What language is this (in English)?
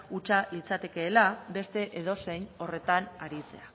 Basque